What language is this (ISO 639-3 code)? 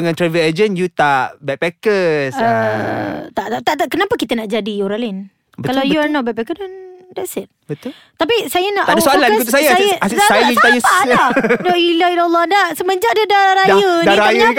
msa